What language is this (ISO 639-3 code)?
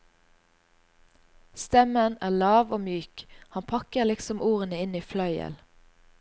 nor